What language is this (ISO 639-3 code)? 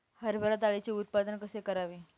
mar